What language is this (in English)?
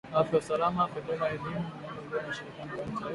Swahili